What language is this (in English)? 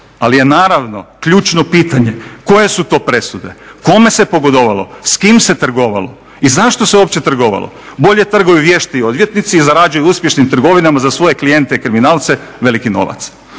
Croatian